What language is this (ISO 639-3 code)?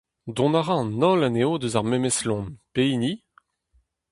bre